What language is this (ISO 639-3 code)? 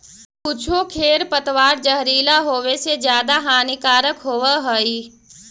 mag